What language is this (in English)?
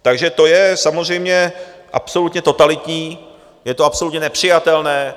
Czech